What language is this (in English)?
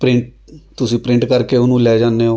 Punjabi